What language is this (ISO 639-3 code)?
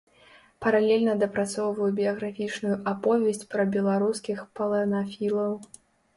bel